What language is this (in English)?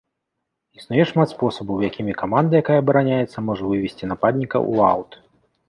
Belarusian